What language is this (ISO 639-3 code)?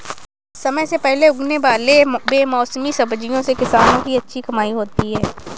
hin